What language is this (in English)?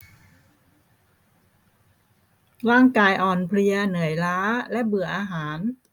Thai